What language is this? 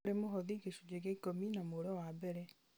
Kikuyu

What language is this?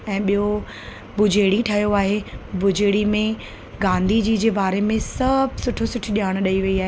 Sindhi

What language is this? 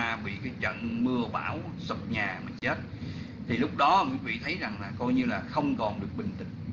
Vietnamese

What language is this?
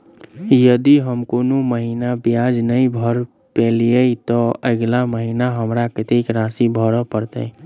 Maithili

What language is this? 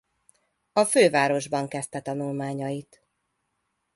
Hungarian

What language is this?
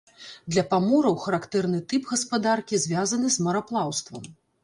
Belarusian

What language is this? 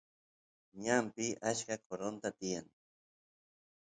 Santiago del Estero Quichua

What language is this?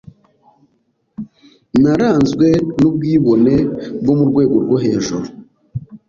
Kinyarwanda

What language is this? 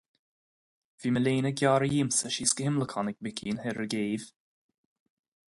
Irish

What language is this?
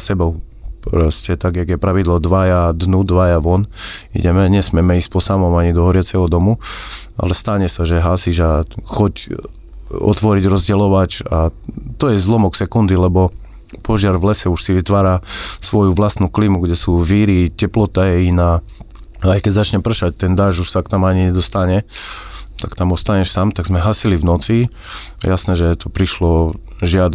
Slovak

